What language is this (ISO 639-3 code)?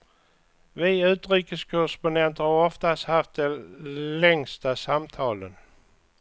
swe